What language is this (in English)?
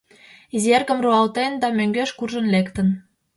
Mari